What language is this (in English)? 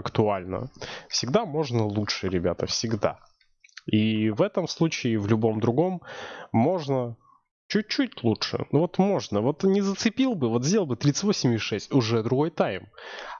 Russian